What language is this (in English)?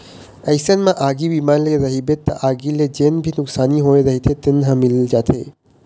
Chhattisgarhi